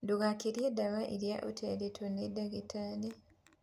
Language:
Kikuyu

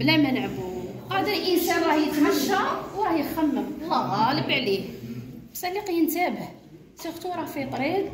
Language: Arabic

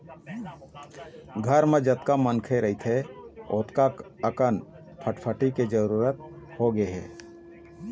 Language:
Chhattisgarhi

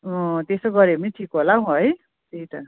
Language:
Nepali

